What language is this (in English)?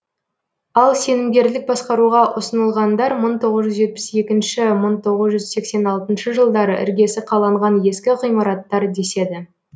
Kazakh